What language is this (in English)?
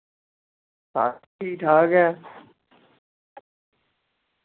Dogri